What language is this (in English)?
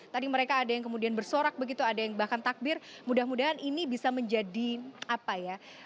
Indonesian